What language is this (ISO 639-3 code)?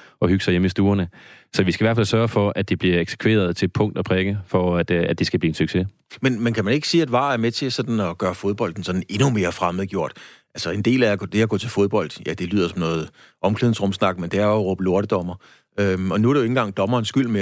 dan